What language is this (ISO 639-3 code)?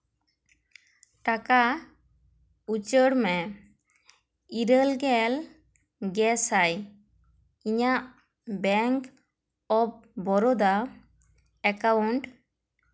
sat